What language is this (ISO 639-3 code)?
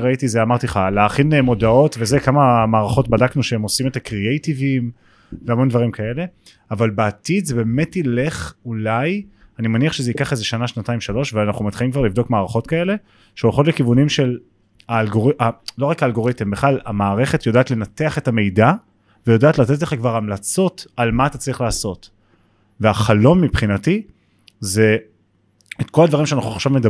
heb